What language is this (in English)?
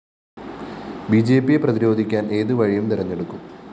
Malayalam